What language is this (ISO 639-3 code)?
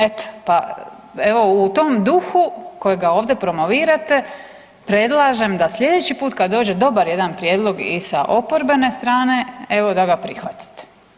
hrv